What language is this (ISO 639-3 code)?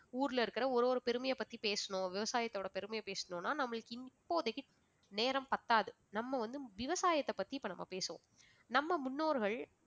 tam